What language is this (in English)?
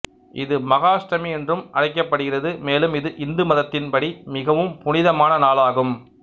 Tamil